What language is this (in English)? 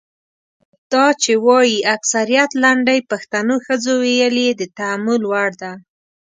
Pashto